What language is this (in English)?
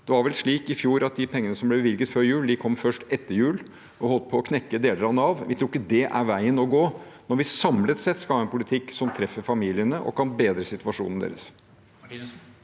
Norwegian